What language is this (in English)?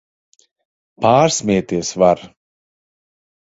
Latvian